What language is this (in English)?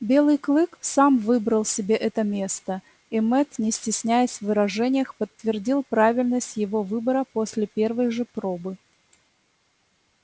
Russian